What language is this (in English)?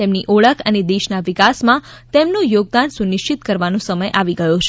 Gujarati